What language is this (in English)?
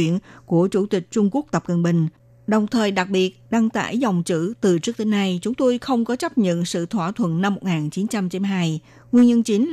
Vietnamese